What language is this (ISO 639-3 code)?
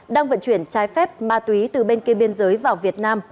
vie